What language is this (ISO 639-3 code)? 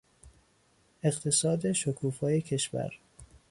fas